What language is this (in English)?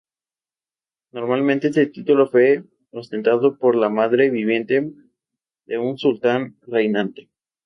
Spanish